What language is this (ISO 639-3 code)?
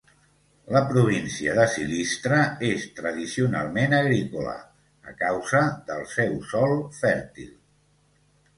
cat